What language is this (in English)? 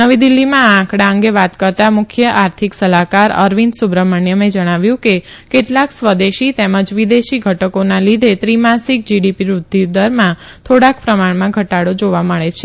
Gujarati